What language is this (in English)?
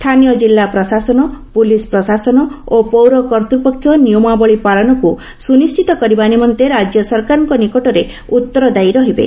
Odia